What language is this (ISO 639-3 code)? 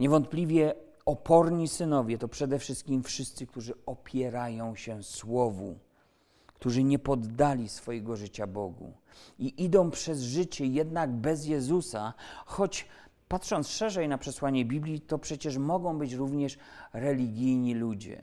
pol